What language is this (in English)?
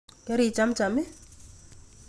Kalenjin